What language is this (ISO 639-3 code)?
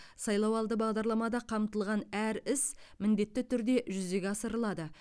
kaz